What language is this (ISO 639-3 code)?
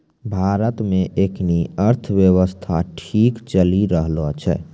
mai